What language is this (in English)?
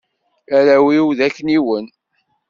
Kabyle